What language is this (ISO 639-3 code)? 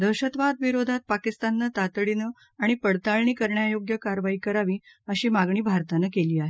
mar